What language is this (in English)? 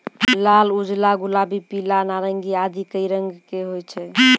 Maithili